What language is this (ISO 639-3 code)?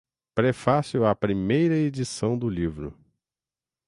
por